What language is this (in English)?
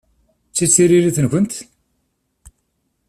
Kabyle